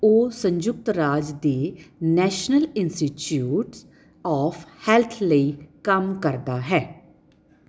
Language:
Punjabi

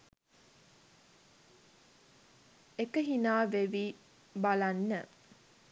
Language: Sinhala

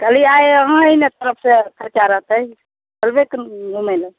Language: Maithili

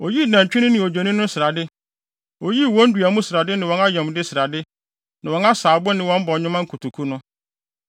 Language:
Akan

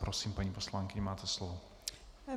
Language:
Czech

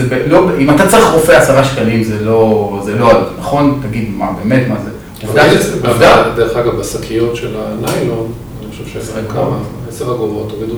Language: Hebrew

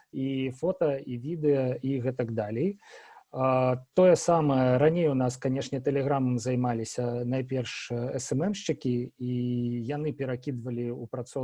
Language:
Russian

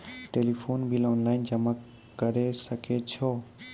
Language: Maithili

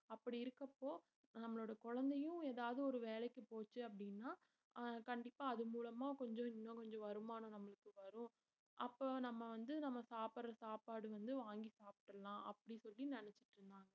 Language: Tamil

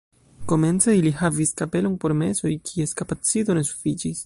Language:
Esperanto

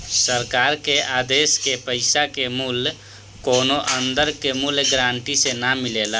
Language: Bhojpuri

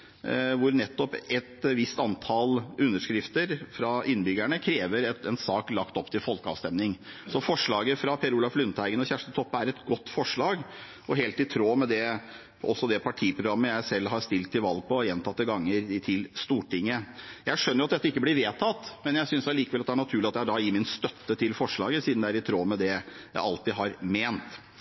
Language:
Norwegian Bokmål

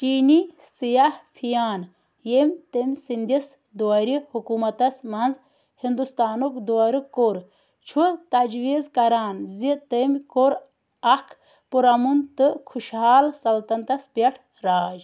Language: Kashmiri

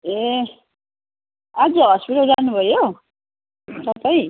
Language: Nepali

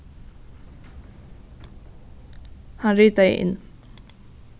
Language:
Faroese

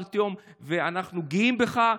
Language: Hebrew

